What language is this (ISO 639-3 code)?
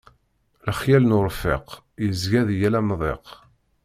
kab